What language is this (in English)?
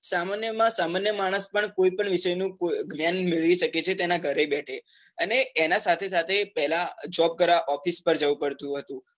Gujarati